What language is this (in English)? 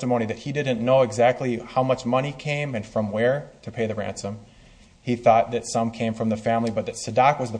English